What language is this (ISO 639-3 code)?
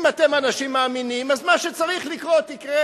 heb